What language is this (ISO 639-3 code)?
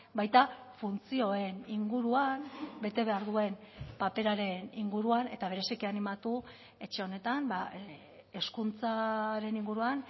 eus